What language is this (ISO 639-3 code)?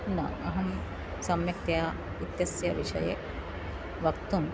san